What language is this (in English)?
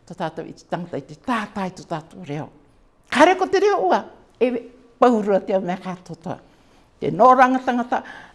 English